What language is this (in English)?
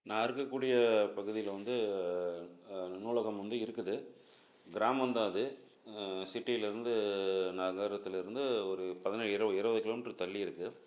Tamil